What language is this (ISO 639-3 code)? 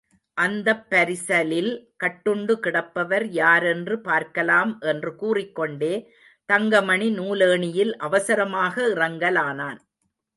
tam